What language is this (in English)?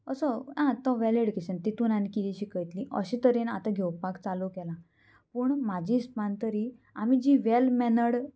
Konkani